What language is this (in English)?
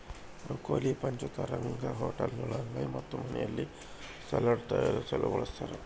Kannada